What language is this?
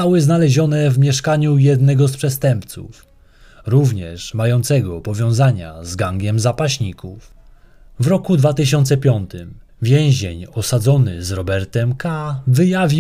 Polish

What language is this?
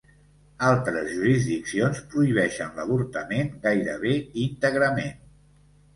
Catalan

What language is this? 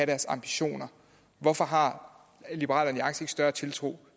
Danish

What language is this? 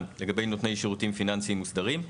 Hebrew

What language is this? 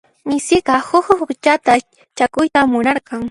Puno Quechua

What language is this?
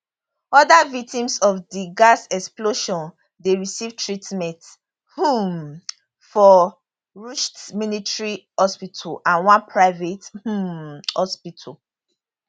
Nigerian Pidgin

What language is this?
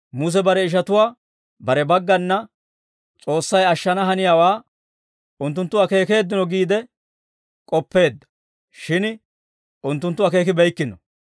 Dawro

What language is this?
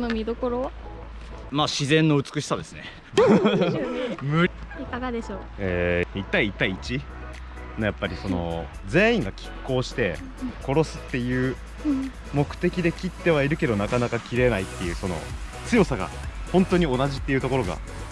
Japanese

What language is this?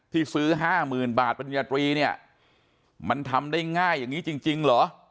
Thai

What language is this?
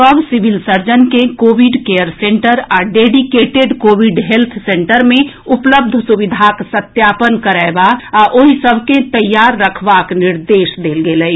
Maithili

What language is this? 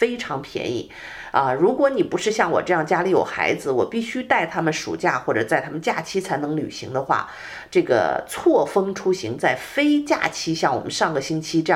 Chinese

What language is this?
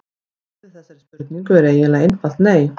Icelandic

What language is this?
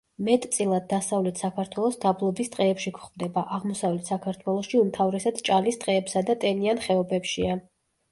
Georgian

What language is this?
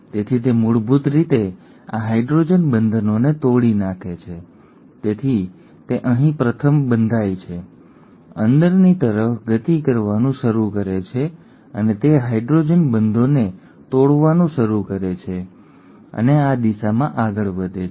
Gujarati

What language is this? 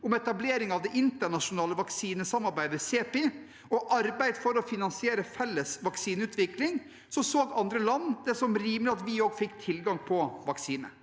Norwegian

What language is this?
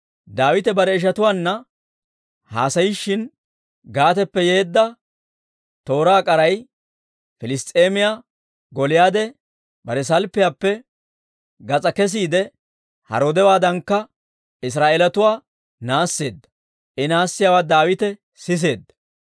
Dawro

